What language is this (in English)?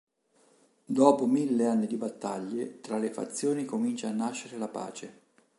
Italian